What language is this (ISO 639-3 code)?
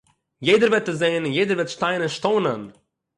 yid